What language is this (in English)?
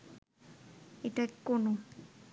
Bangla